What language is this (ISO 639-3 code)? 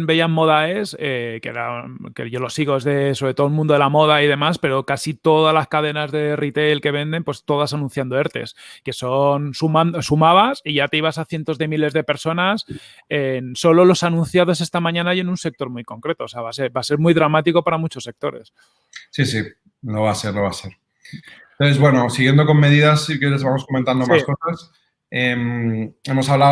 spa